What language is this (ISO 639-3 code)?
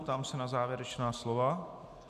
ces